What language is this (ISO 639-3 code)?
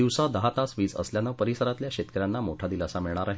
mar